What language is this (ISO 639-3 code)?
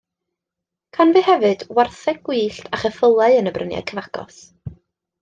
cym